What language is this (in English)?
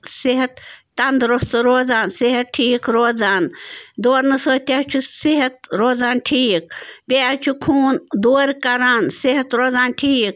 Kashmiri